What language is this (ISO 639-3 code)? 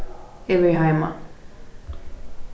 fao